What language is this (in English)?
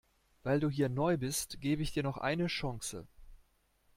German